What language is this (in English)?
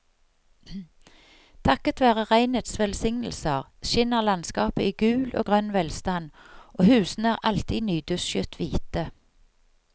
Norwegian